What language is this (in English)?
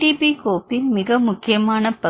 Tamil